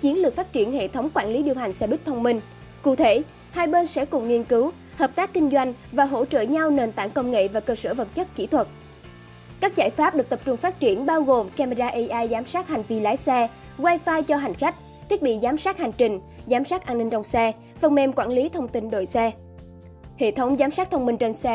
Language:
Vietnamese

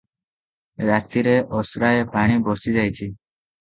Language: Odia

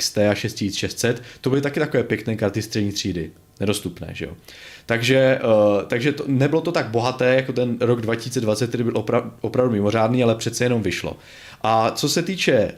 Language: Czech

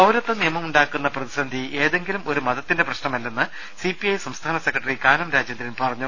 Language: Malayalam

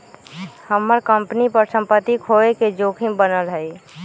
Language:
Magahi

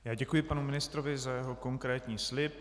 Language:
Czech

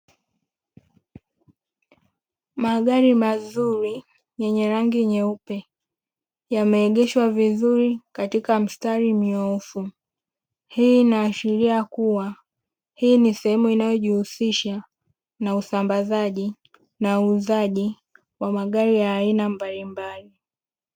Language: Swahili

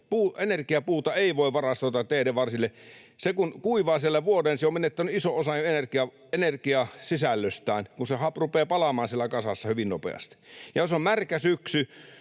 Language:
Finnish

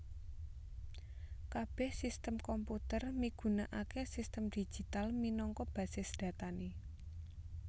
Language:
Javanese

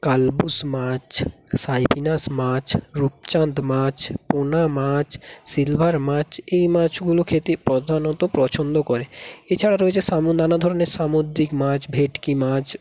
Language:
Bangla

